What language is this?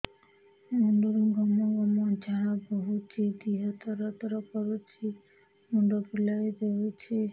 Odia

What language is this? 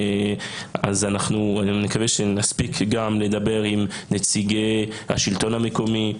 Hebrew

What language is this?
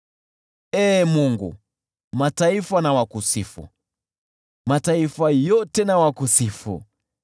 Swahili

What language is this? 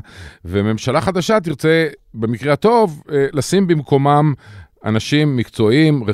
Hebrew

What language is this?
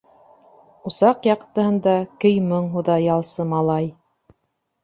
Bashkir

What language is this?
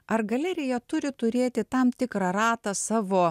Lithuanian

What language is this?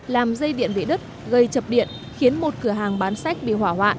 Vietnamese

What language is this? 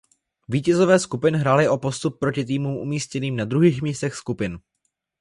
Czech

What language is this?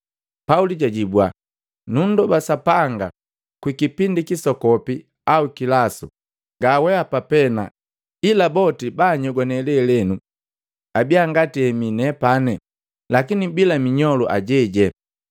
Matengo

